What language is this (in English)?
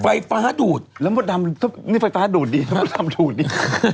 Thai